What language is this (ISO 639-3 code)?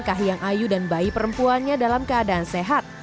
ind